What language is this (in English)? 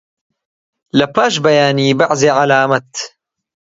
Central Kurdish